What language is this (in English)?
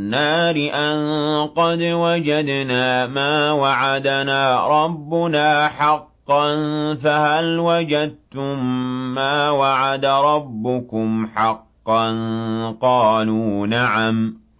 Arabic